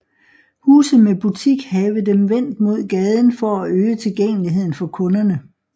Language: Danish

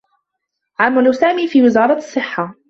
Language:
Arabic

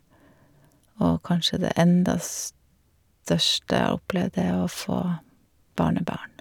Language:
Norwegian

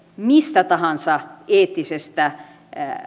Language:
Finnish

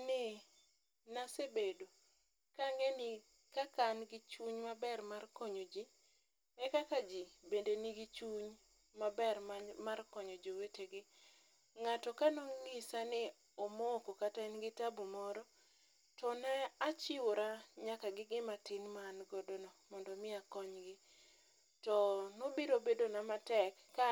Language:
Luo (Kenya and Tanzania)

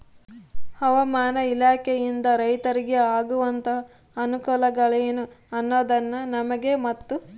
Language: Kannada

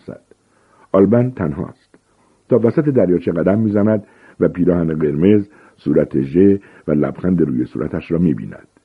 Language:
Persian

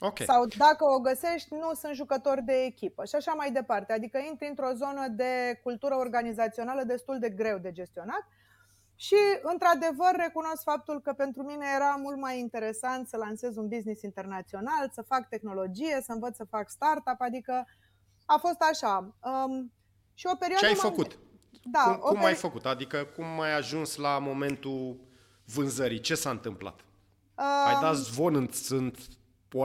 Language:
Romanian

